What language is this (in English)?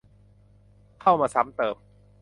Thai